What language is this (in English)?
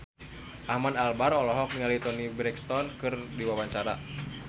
Sundanese